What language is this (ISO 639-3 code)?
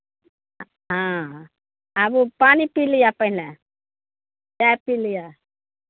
mai